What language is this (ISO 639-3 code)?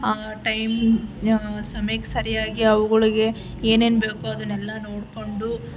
kan